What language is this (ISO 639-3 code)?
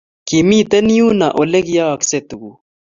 kln